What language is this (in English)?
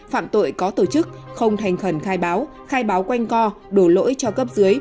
Vietnamese